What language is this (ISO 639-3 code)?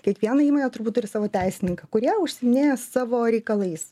lit